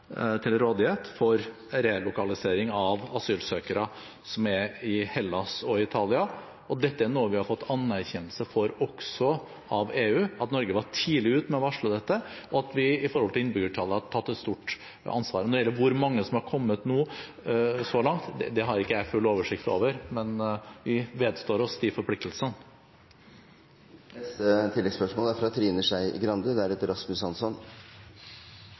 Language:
Norwegian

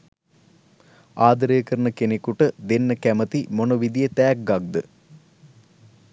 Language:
Sinhala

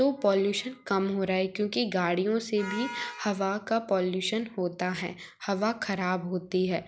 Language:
Hindi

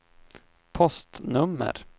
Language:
Swedish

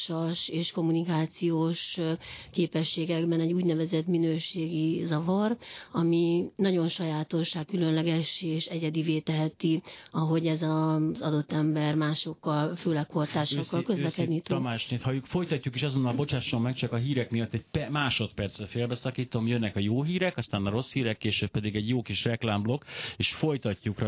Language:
Hungarian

